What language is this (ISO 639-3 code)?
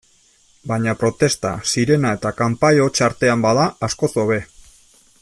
eus